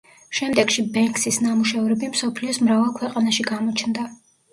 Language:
Georgian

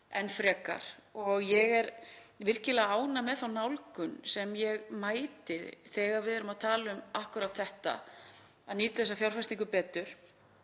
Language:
Icelandic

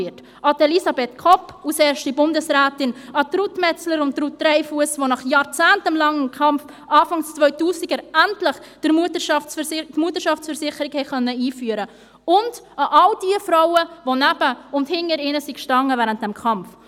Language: Swiss German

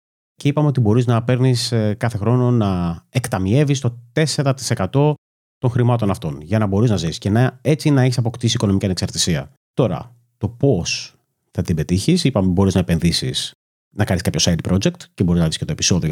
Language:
Greek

